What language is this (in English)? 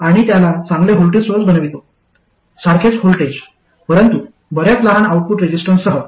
Marathi